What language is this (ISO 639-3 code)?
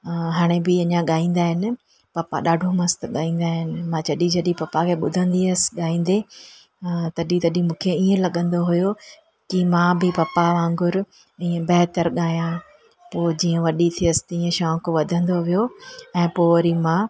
snd